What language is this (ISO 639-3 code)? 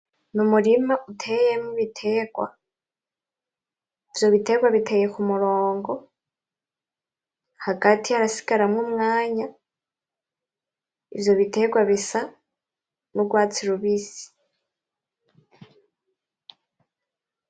run